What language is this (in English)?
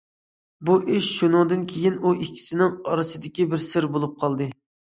Uyghur